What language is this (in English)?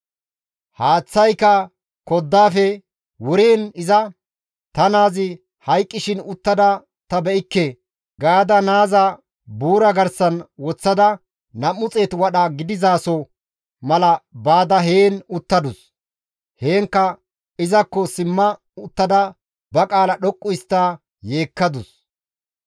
Gamo